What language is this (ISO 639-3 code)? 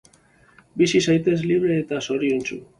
eus